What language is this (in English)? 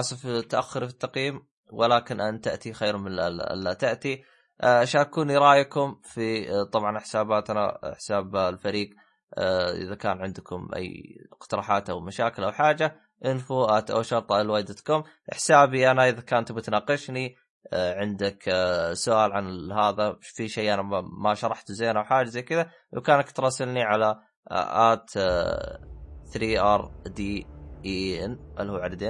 Arabic